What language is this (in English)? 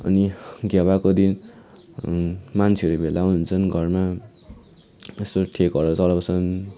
Nepali